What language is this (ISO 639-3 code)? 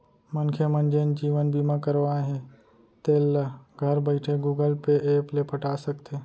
hne